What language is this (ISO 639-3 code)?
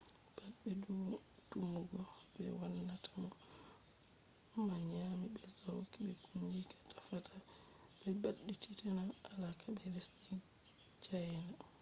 ful